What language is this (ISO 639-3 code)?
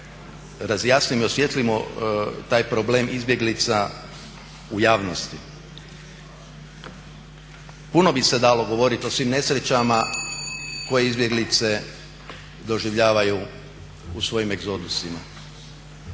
hrv